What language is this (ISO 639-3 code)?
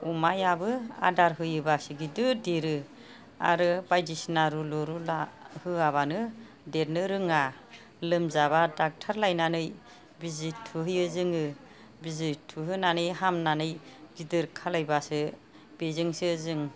brx